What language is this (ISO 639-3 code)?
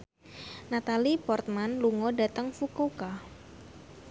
jav